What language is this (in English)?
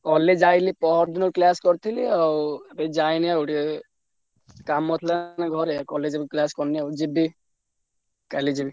Odia